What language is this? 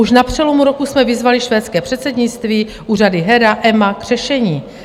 Czech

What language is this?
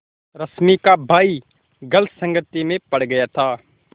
Hindi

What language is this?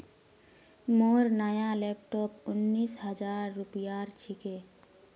Magahi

